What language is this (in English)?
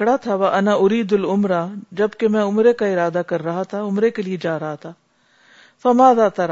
Urdu